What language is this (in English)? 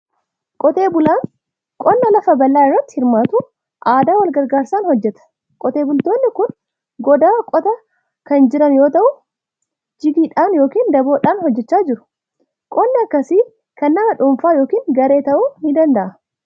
Oromo